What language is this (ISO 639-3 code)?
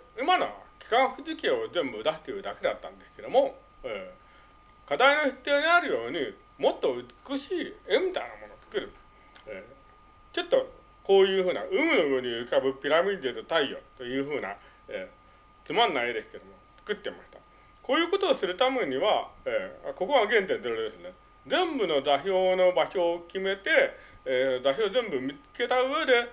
jpn